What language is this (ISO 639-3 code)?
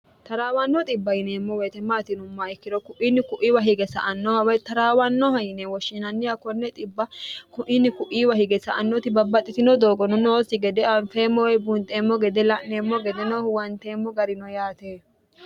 sid